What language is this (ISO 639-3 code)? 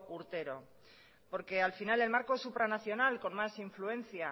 spa